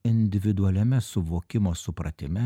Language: Lithuanian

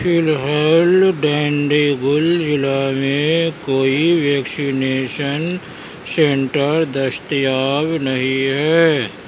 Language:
Urdu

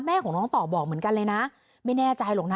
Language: Thai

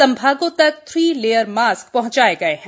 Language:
Hindi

